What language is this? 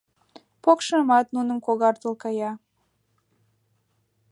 Mari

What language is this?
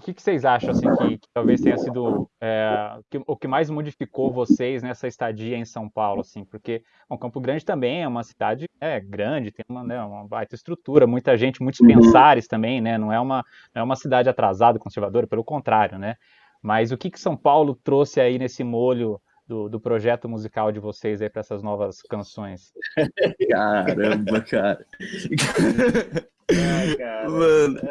Portuguese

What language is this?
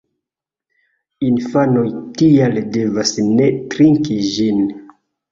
Esperanto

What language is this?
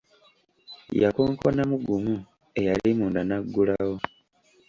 Ganda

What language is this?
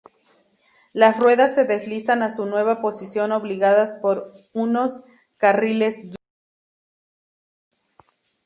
Spanish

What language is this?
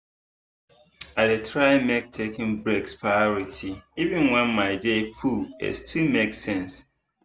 Nigerian Pidgin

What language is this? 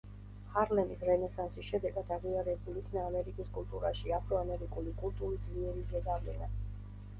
Georgian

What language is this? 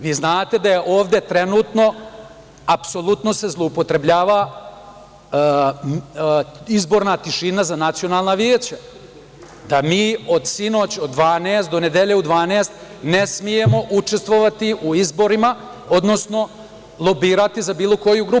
Serbian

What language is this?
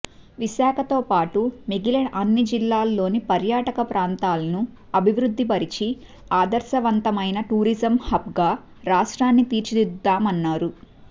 Telugu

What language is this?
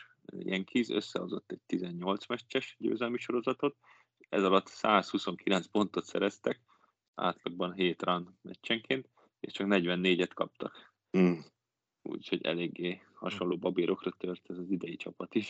Hungarian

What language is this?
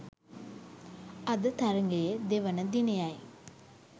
Sinhala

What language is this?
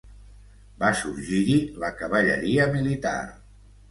Catalan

